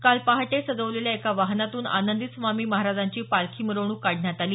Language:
Marathi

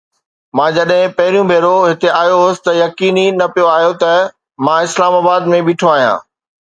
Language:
Sindhi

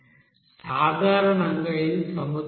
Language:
Telugu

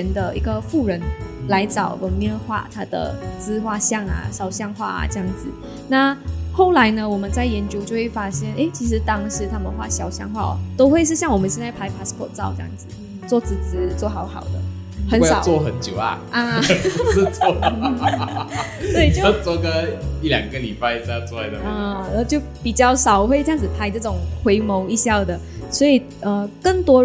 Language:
Chinese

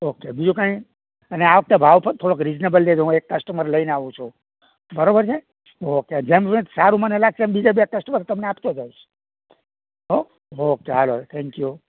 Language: Gujarati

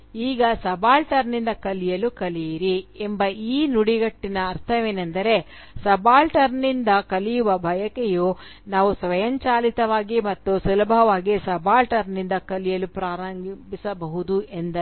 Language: Kannada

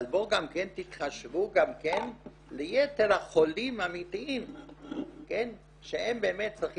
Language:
Hebrew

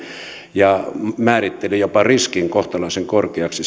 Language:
Finnish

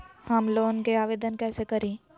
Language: Magahi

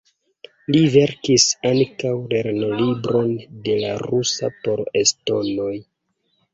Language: Esperanto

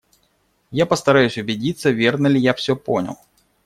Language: Russian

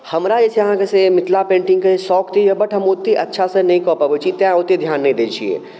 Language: Maithili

